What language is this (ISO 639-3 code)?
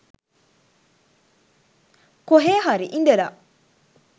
sin